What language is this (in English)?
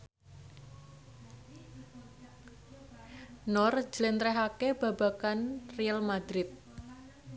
Javanese